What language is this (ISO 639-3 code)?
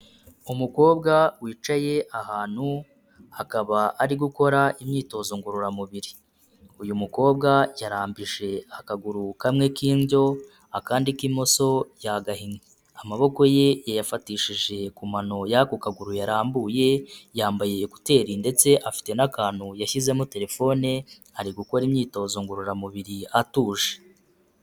kin